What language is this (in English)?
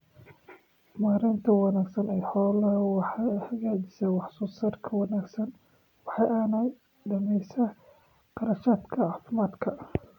Somali